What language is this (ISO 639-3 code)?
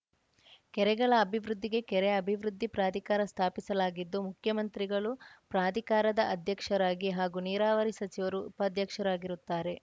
kan